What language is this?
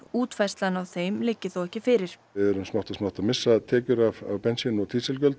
Icelandic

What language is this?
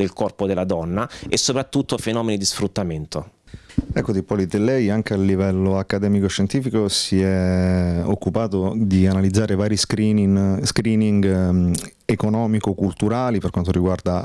Italian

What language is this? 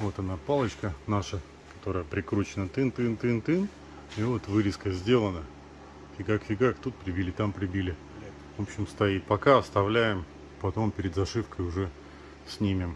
Russian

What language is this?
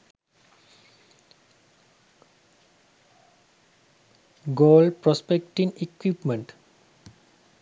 Sinhala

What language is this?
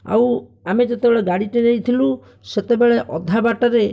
Odia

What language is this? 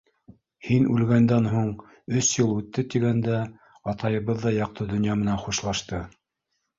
Bashkir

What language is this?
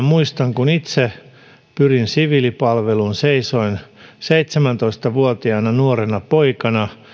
Finnish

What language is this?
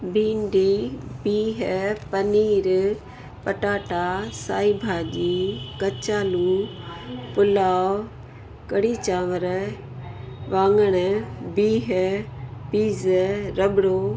Sindhi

